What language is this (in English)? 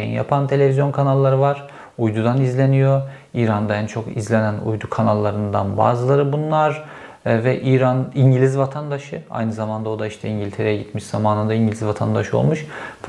Turkish